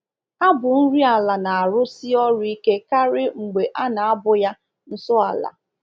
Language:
Igbo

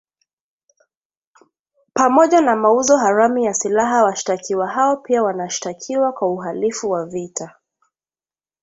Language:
Swahili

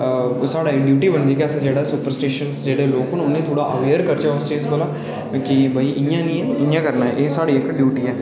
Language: Dogri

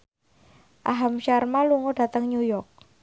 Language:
Javanese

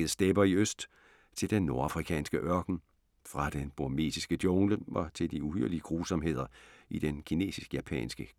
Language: Danish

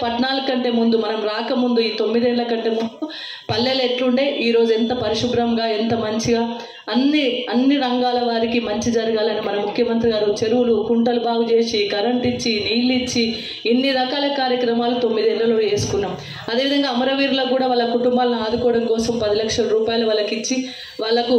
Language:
Hindi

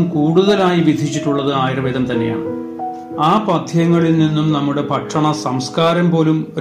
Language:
Malayalam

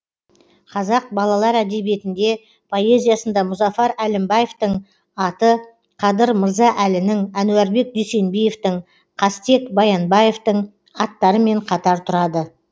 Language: Kazakh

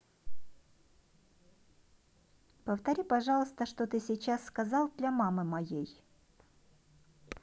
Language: Russian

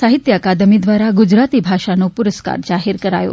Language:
Gujarati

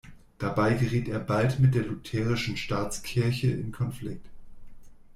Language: German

